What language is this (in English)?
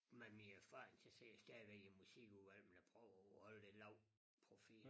Danish